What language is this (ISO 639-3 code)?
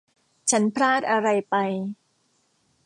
tha